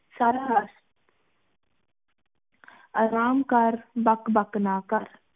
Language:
Punjabi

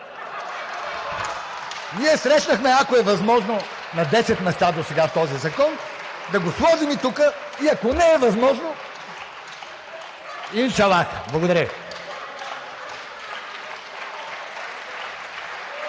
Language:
Bulgarian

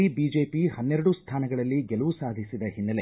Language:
Kannada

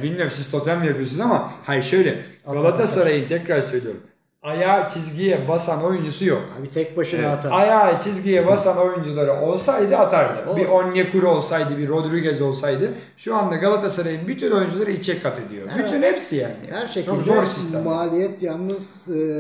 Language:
Turkish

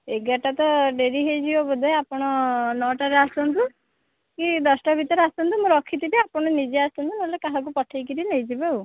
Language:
Odia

